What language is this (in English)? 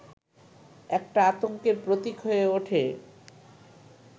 Bangla